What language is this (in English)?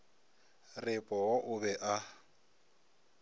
Northern Sotho